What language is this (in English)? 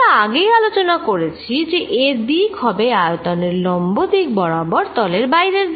Bangla